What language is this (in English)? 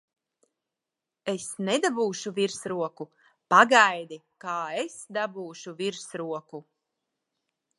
Latvian